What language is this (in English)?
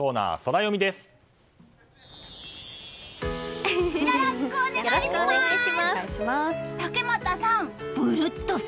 Japanese